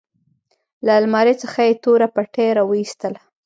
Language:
Pashto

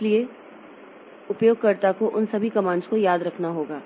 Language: Hindi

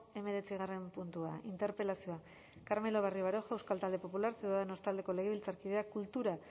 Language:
Basque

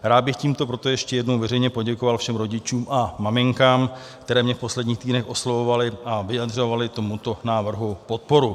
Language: Czech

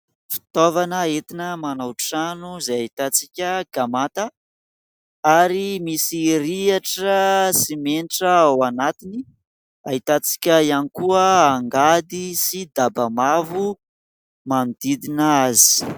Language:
Malagasy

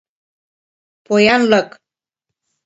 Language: Mari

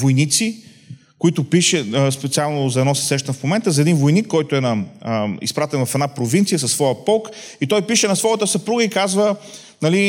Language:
Bulgarian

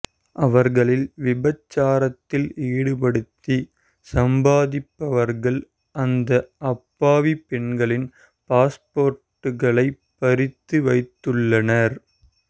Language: Tamil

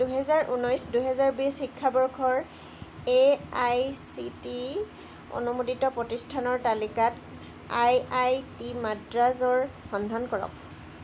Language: Assamese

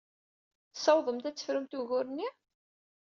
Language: Kabyle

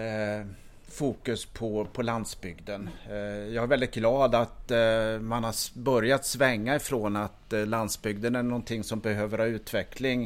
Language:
Swedish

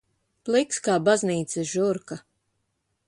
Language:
Latvian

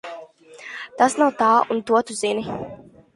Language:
Latvian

